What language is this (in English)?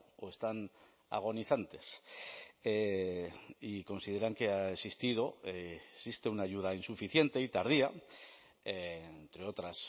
Spanish